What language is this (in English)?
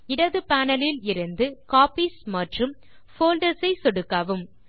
Tamil